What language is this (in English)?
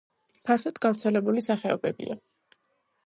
Georgian